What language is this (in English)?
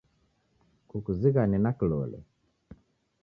Taita